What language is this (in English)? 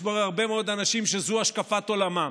Hebrew